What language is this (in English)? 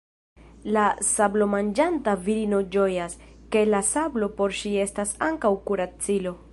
Esperanto